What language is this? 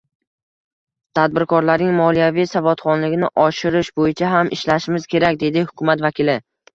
Uzbek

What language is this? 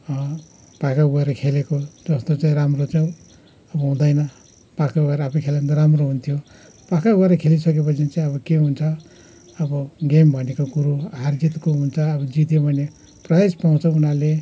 Nepali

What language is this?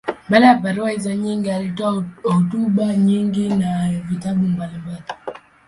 Swahili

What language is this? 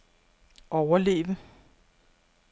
Danish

